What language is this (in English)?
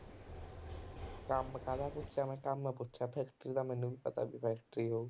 Punjabi